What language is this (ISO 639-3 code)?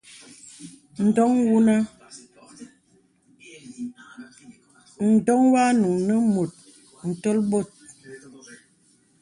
beb